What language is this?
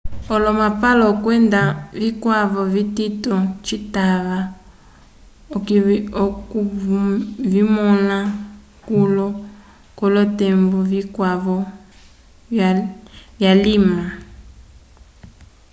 Umbundu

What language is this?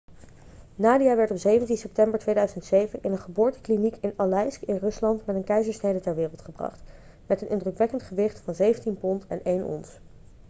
Dutch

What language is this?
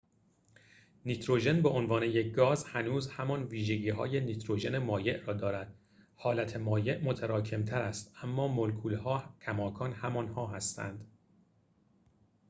Persian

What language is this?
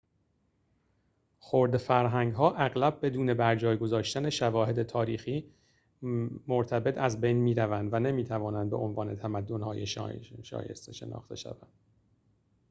Persian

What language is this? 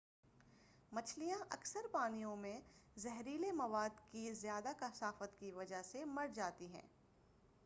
Urdu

